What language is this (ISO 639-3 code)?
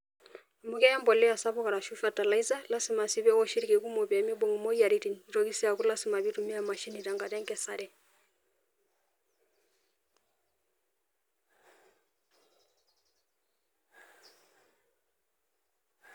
mas